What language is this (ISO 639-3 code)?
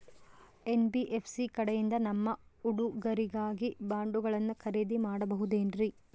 kan